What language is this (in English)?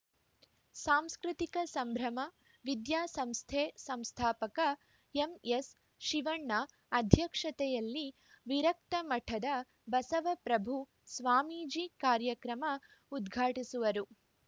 Kannada